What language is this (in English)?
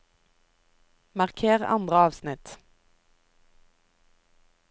Norwegian